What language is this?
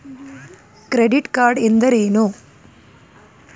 Kannada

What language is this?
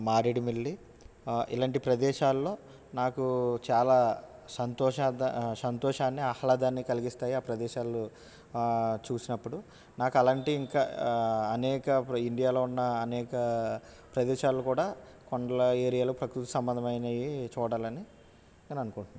Telugu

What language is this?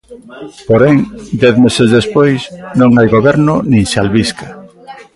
Galician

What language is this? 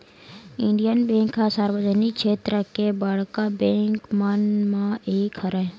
Chhattisgarhi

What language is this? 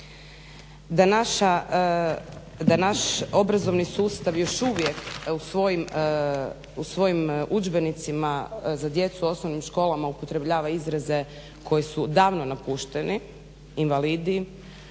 Croatian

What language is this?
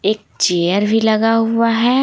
Hindi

